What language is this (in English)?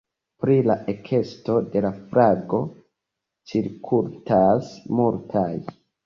Esperanto